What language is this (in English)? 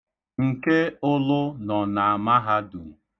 Igbo